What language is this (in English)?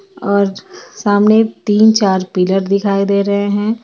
Hindi